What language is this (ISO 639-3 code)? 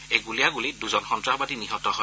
asm